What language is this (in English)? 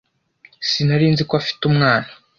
Kinyarwanda